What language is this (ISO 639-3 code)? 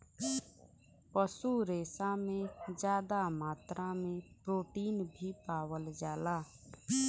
bho